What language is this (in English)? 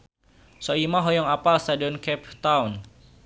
Sundanese